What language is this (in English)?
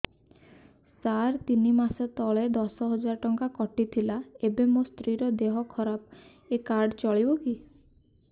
Odia